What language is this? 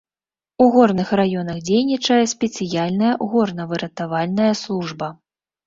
Belarusian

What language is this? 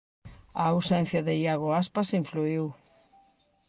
Galician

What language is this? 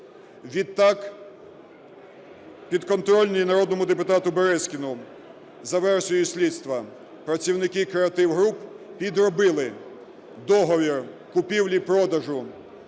Ukrainian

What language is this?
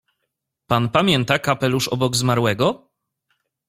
Polish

